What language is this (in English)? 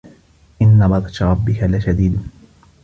Arabic